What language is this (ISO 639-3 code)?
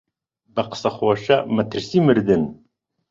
ckb